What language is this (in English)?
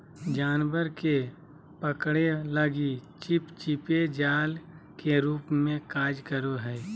Magahi